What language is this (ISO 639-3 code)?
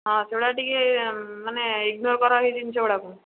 ori